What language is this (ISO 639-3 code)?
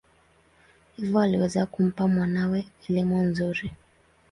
swa